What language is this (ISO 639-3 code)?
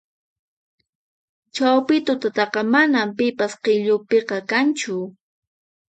qxp